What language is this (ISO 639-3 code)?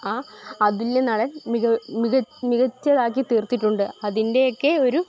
mal